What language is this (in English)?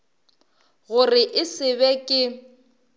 Northern Sotho